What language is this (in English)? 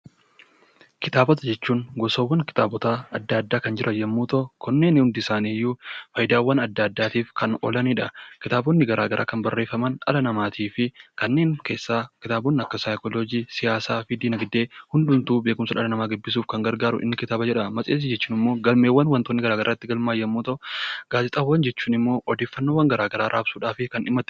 Oromo